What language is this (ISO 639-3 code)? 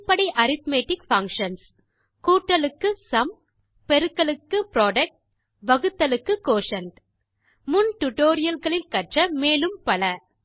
tam